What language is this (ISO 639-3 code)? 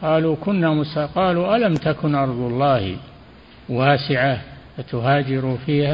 ara